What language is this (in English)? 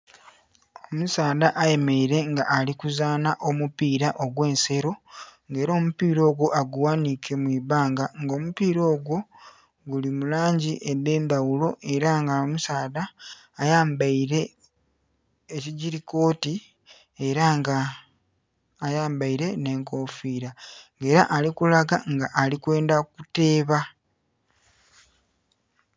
Soga